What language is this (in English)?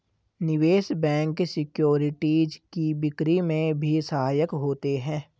Hindi